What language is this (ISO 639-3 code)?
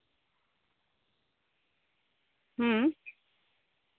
sat